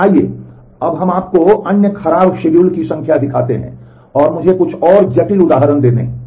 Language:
Hindi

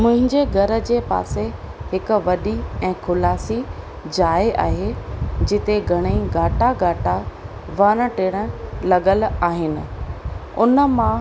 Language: Sindhi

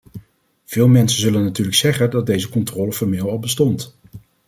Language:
Dutch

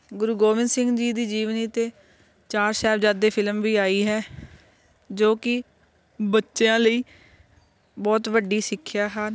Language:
Punjabi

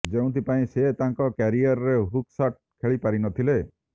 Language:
Odia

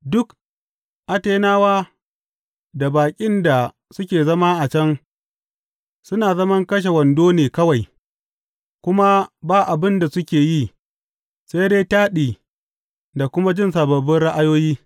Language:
Hausa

